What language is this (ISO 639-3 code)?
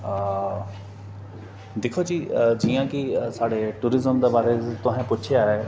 doi